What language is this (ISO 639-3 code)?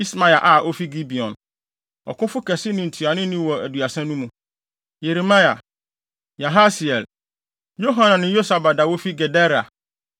aka